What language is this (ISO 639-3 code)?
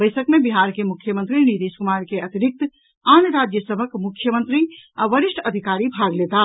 mai